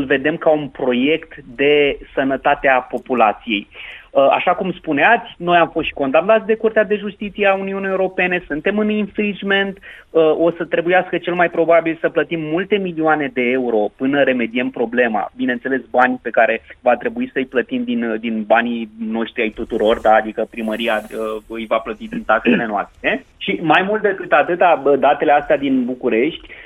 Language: Romanian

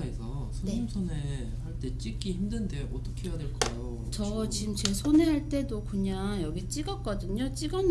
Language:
Korean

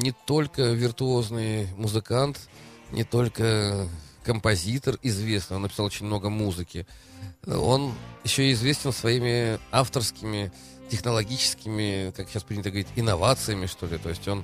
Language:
Russian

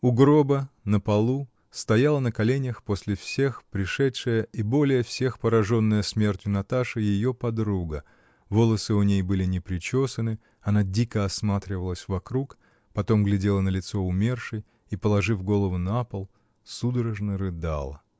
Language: Russian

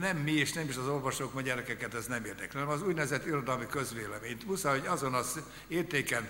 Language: Hungarian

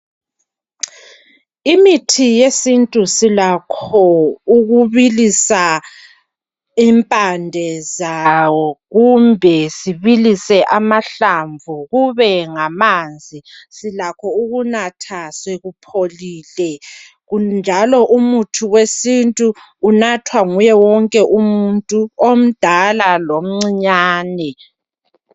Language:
North Ndebele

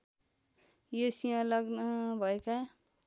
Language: Nepali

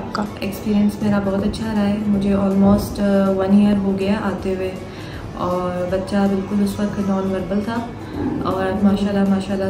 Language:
Hindi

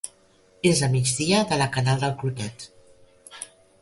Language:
Catalan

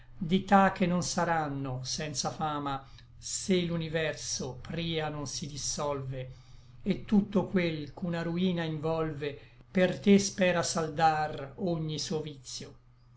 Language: Italian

